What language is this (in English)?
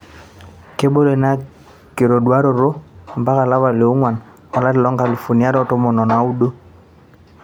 Masai